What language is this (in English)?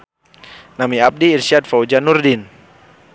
Sundanese